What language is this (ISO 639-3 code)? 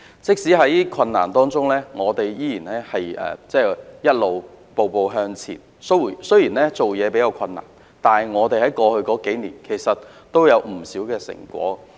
yue